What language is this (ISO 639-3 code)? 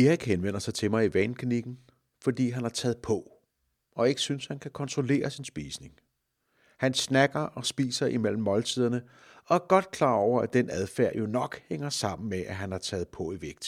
dan